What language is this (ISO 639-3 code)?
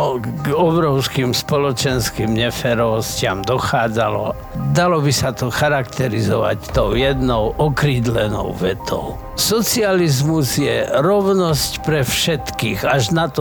slk